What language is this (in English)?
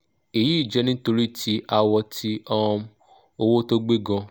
Yoruba